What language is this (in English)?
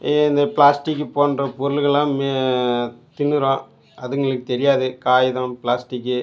Tamil